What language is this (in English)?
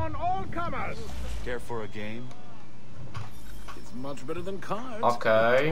Polish